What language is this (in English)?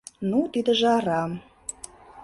Mari